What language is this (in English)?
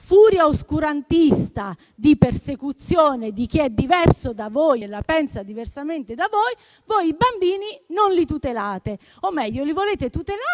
Italian